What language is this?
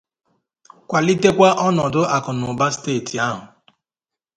Igbo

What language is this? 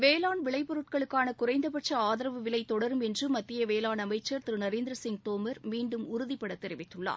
Tamil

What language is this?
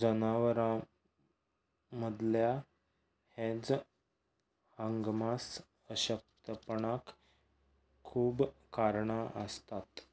Konkani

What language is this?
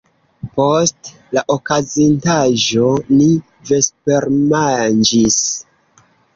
Esperanto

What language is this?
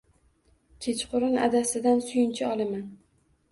Uzbek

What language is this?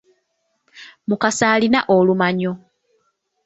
Ganda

